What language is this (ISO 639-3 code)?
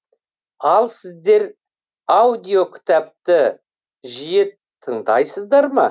kaz